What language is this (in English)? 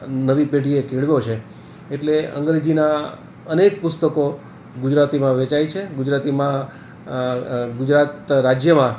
Gujarati